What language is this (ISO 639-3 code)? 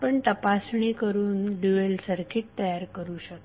mar